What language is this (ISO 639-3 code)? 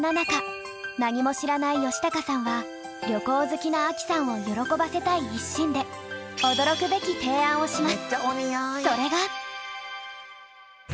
jpn